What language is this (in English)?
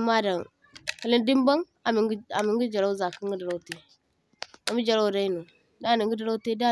Zarma